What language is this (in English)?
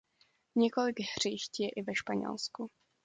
Czech